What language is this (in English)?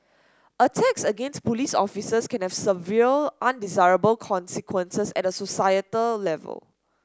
English